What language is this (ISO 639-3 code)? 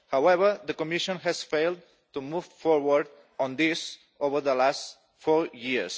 eng